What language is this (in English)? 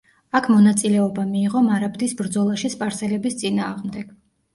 Georgian